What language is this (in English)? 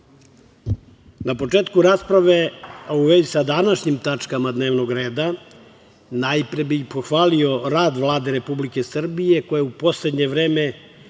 Serbian